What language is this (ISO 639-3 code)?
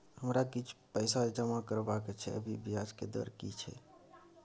mai